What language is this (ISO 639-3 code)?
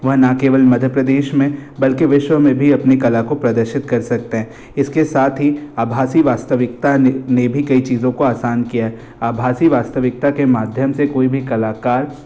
hin